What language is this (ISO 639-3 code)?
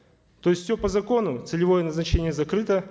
kaz